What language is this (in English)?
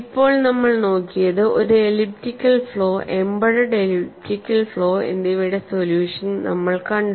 Malayalam